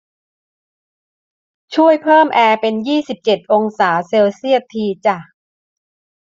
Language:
Thai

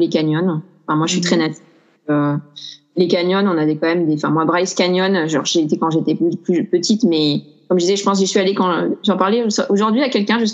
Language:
French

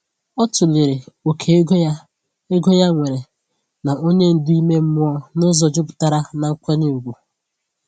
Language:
Igbo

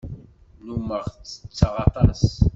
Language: Kabyle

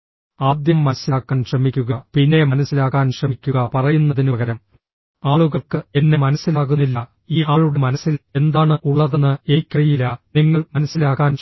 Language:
Malayalam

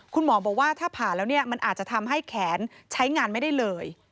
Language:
Thai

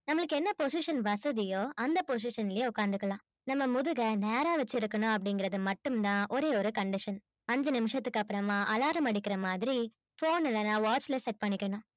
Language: Tamil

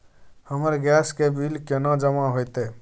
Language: Maithili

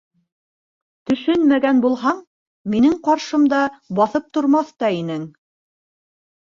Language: Bashkir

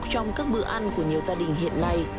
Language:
Vietnamese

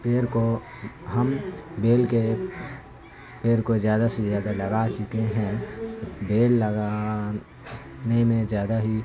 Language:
Urdu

